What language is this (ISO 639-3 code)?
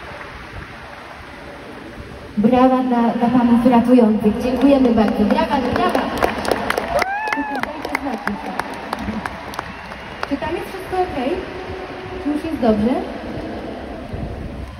pol